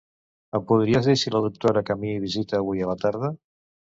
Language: Catalan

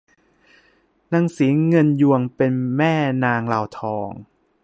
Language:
Thai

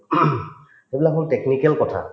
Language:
Assamese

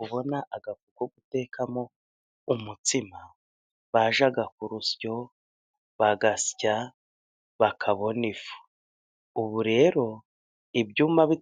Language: Kinyarwanda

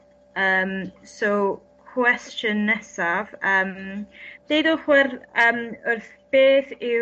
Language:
Welsh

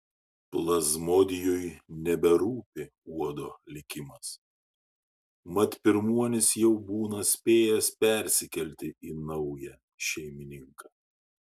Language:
Lithuanian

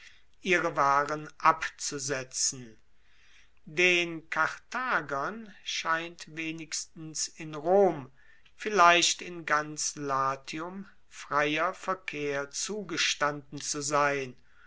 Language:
German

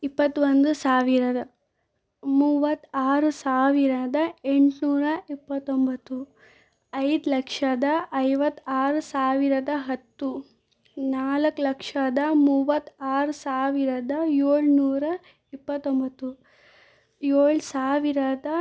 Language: Kannada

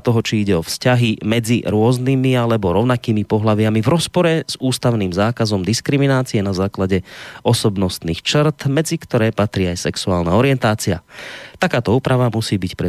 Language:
Slovak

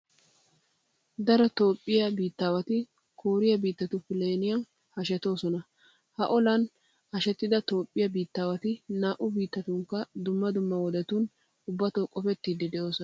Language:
Wolaytta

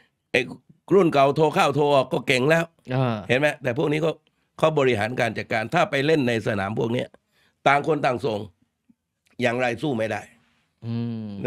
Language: Thai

